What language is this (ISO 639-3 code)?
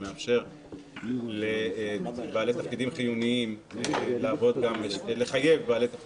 heb